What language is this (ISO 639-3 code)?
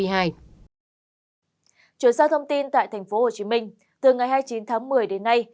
vie